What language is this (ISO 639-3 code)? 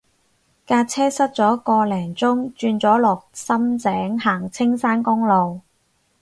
yue